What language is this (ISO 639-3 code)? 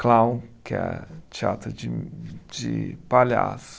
por